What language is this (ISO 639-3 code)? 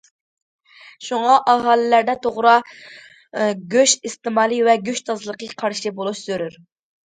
uig